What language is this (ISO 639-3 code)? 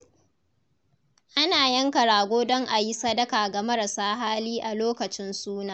hau